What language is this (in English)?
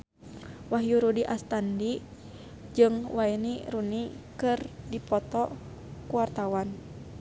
Sundanese